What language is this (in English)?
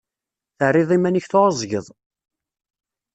Kabyle